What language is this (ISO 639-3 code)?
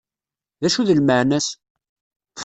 kab